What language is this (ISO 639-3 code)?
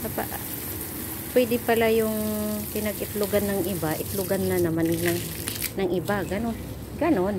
fil